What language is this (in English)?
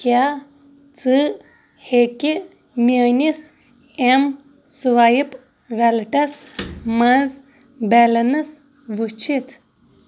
Kashmiri